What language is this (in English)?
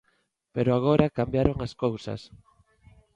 Galician